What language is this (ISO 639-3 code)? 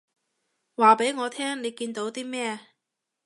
yue